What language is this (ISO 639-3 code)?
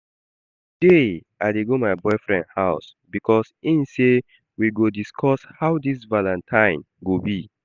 pcm